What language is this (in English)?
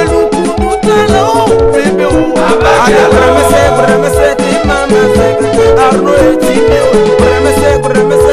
French